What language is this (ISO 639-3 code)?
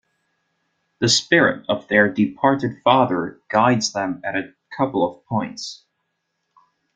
eng